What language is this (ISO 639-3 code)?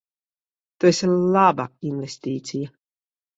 lav